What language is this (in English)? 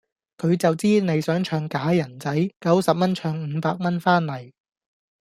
Cantonese